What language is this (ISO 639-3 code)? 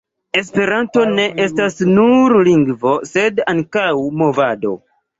epo